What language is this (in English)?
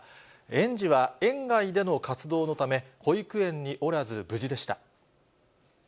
Japanese